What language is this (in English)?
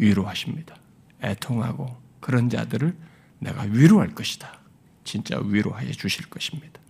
Korean